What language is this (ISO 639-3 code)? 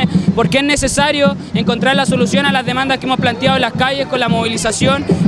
spa